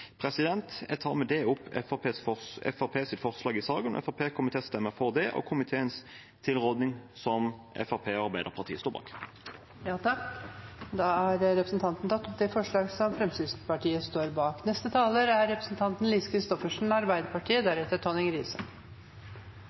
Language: Norwegian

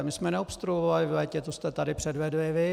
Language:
Czech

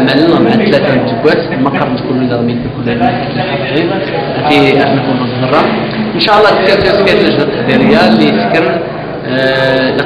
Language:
Arabic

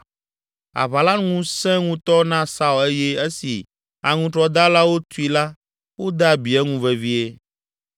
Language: Ewe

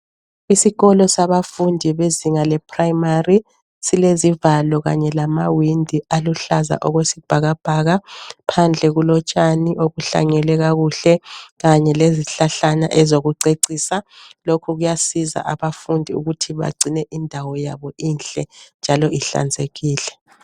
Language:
North Ndebele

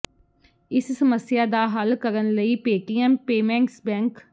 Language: Punjabi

